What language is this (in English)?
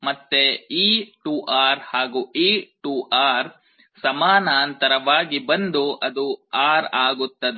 Kannada